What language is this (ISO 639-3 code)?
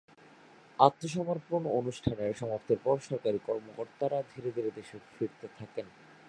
ben